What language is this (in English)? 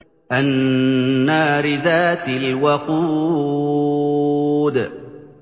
Arabic